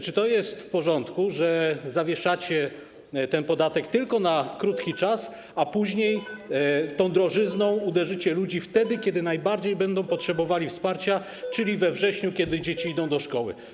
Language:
Polish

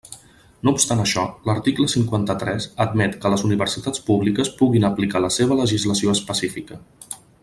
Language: Catalan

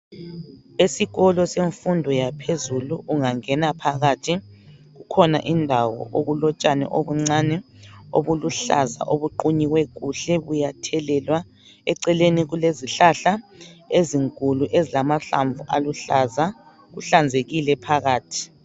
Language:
North Ndebele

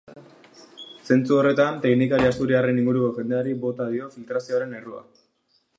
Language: Basque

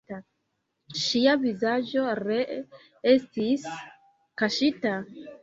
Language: Esperanto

